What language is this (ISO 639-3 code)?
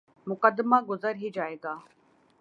urd